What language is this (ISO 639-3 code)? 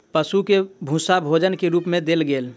mai